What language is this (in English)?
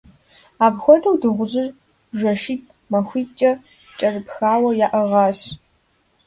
Kabardian